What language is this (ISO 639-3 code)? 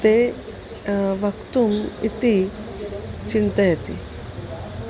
san